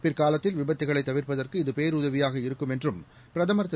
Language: Tamil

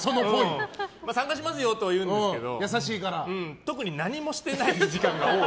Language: Japanese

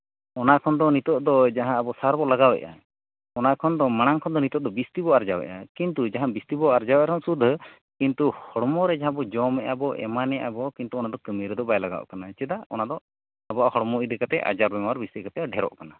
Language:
Santali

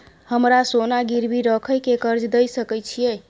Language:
Maithili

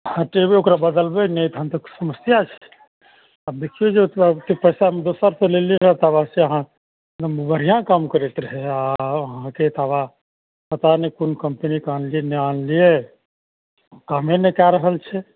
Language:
Maithili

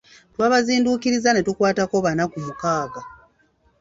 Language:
Ganda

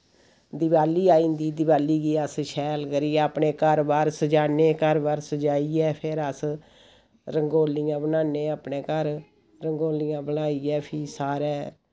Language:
Dogri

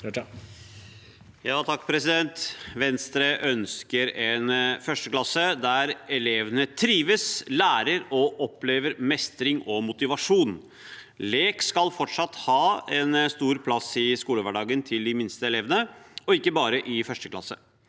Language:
Norwegian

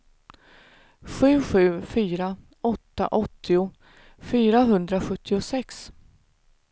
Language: Swedish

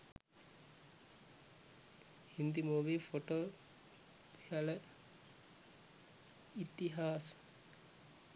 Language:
Sinhala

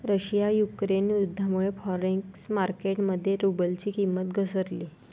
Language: Marathi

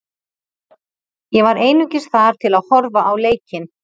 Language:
Icelandic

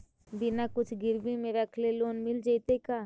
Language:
Magahi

